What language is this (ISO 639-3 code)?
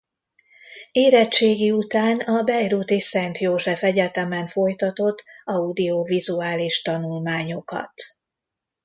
hun